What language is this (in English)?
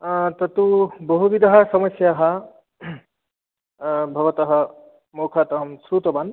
Sanskrit